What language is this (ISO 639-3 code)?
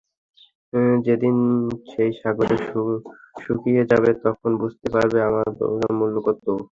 ben